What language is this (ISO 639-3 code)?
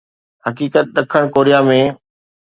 snd